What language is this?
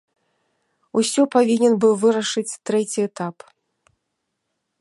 Belarusian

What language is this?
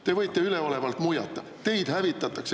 Estonian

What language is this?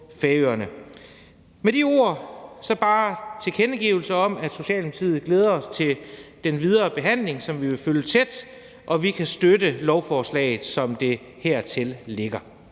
Danish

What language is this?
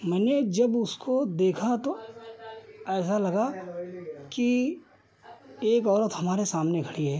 Hindi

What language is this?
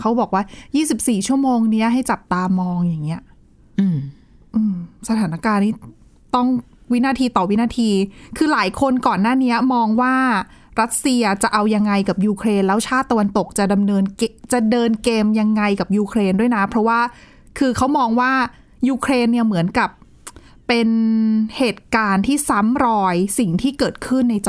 Thai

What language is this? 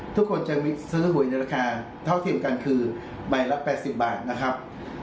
Thai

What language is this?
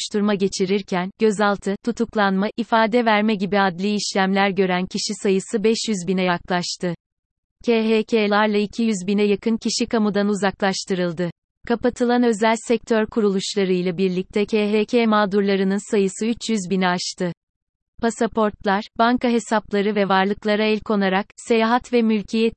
Turkish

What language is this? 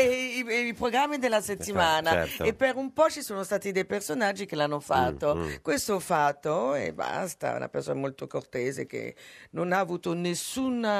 Italian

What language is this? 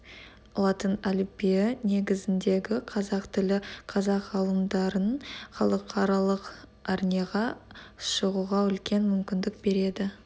Kazakh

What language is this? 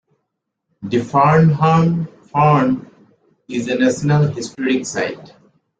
English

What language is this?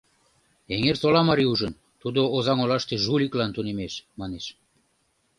Mari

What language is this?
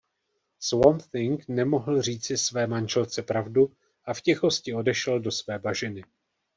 Czech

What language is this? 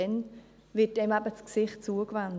Swiss German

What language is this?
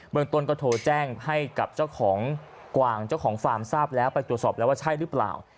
Thai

